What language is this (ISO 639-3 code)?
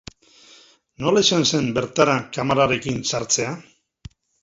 eus